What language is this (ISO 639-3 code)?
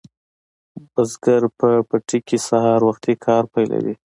pus